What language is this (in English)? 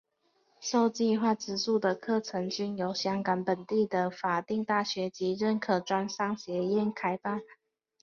Chinese